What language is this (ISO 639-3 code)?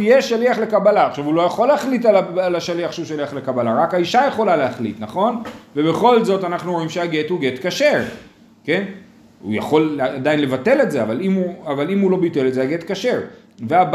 heb